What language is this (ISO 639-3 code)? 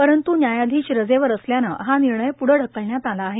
mar